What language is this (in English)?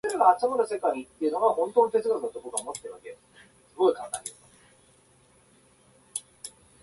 Japanese